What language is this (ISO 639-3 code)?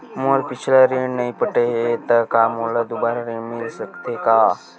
hne